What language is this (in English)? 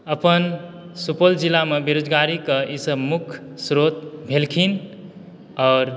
Maithili